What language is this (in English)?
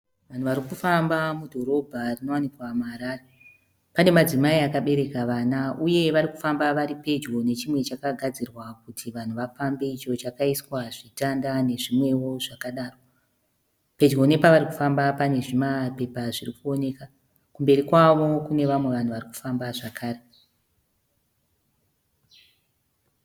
Shona